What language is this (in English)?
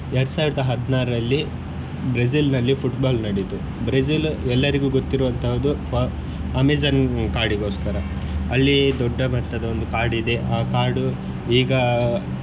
Kannada